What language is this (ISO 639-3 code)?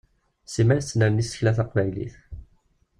kab